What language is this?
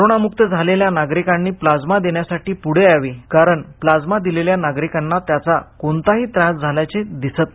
Marathi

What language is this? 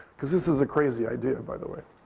English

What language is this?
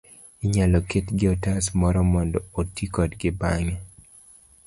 Luo (Kenya and Tanzania)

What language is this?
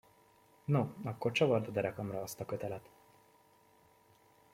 Hungarian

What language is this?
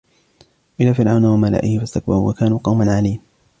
Arabic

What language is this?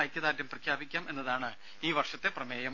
Malayalam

